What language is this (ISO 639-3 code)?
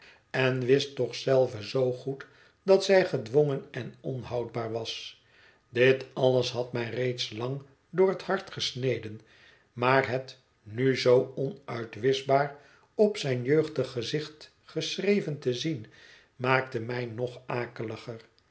nld